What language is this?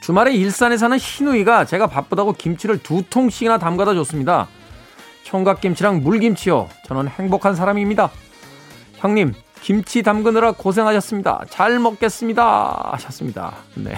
Korean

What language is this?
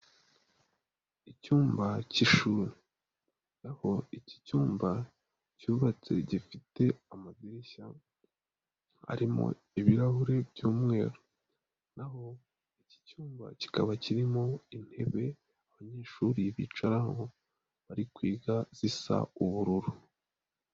Kinyarwanda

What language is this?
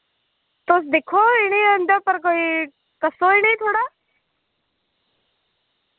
Dogri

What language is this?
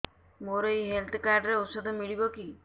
Odia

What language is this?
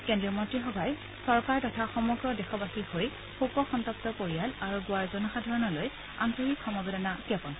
Assamese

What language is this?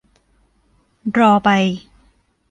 Thai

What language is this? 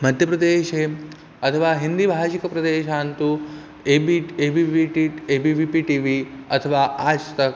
Sanskrit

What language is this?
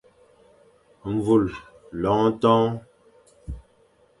Fang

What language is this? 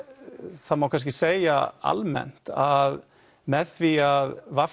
Icelandic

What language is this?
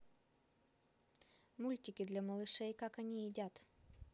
Russian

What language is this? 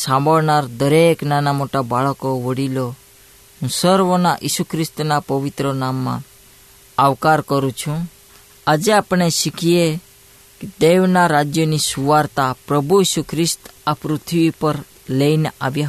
Hindi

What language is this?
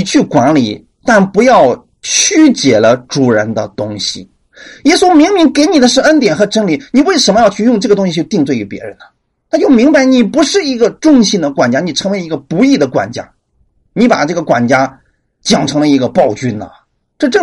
Chinese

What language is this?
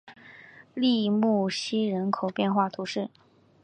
Chinese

